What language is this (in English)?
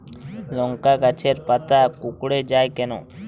Bangla